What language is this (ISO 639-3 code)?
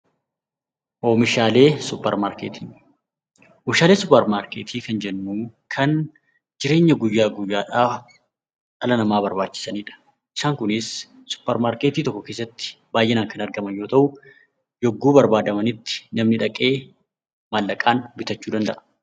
orm